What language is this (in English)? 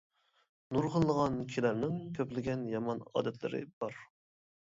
Uyghur